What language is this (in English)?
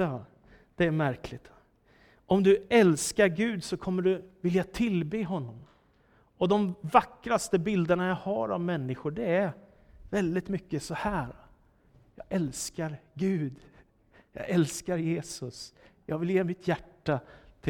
Swedish